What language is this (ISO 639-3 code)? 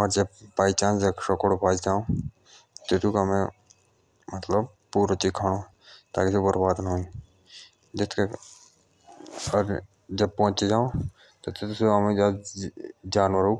jns